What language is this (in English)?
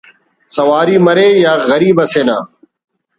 Brahui